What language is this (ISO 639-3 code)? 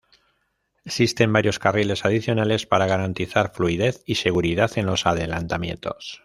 spa